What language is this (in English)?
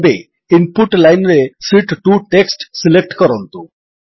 Odia